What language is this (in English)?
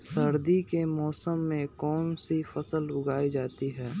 Magahi